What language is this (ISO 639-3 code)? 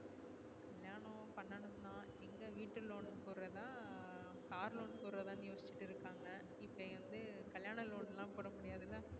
tam